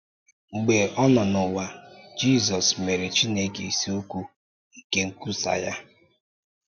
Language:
Igbo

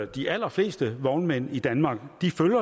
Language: Danish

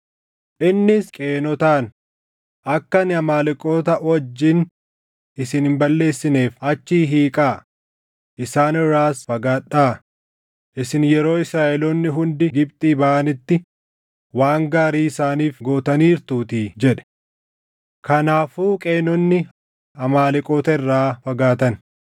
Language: Oromo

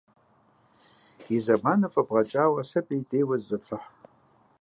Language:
Kabardian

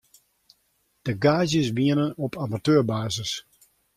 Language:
Western Frisian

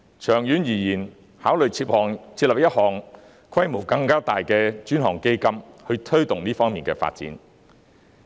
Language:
Cantonese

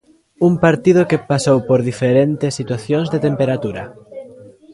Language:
Galician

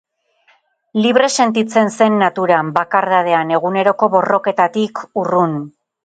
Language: Basque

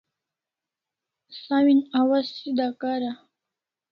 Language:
Kalasha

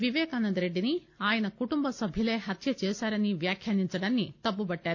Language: Telugu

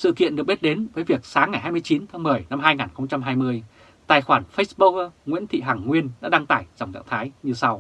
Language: Vietnamese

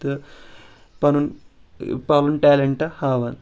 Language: Kashmiri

